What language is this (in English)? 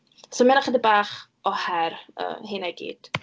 Welsh